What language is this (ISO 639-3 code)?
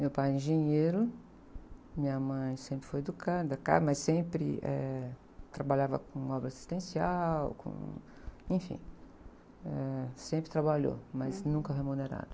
por